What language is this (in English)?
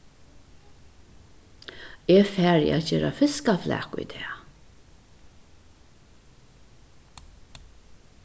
Faroese